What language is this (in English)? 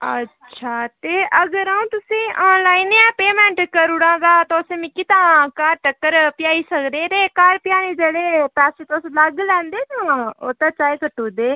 Dogri